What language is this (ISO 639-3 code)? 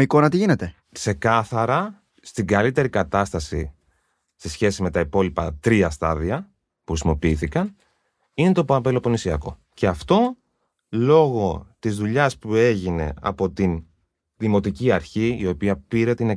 ell